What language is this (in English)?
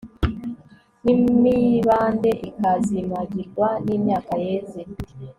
Kinyarwanda